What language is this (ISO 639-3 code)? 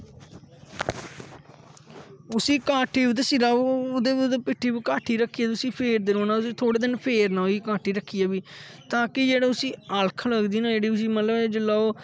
doi